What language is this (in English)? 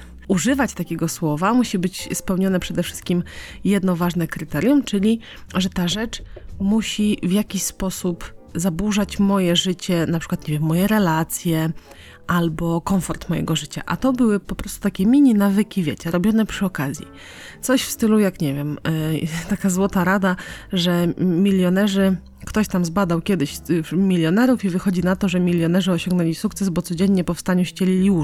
Polish